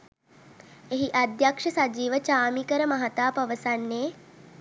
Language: Sinhala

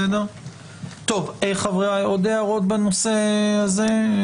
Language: Hebrew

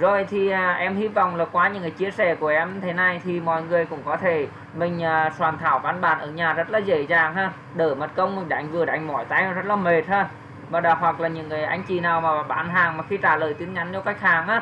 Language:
Vietnamese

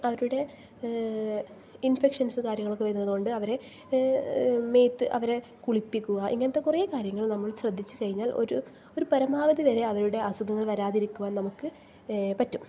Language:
Malayalam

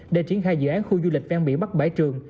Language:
Vietnamese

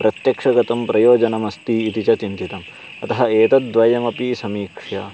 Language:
Sanskrit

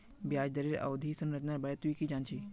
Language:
Magahi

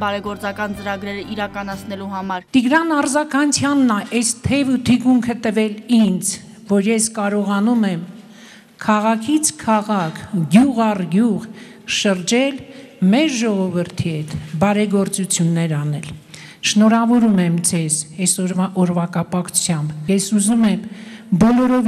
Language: Turkish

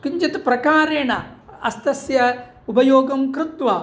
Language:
Sanskrit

